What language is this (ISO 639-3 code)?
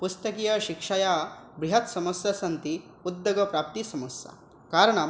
san